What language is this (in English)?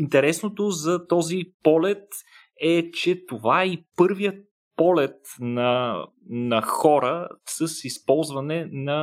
Bulgarian